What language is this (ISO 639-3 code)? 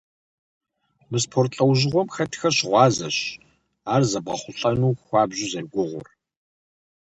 kbd